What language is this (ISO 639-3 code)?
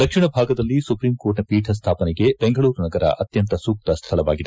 kan